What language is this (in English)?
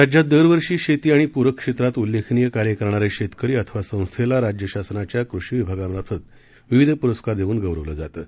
Marathi